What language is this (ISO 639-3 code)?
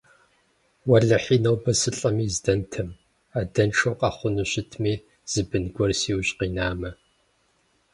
kbd